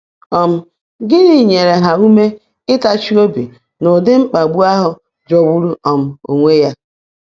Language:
Igbo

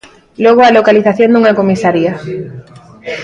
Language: Galician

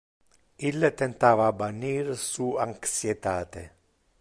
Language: Interlingua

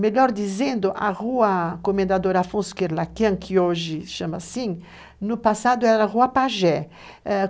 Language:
Portuguese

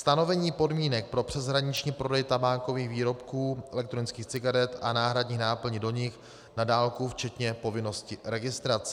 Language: Czech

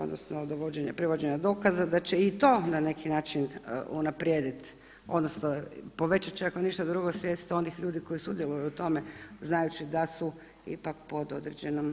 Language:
Croatian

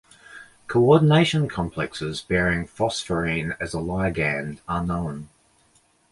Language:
English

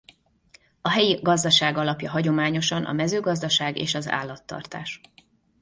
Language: Hungarian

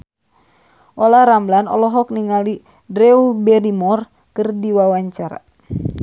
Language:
Sundanese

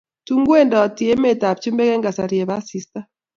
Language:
Kalenjin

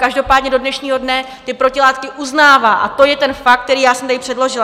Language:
Czech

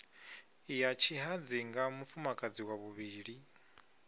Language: Venda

